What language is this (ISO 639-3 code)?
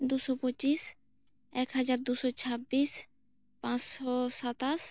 sat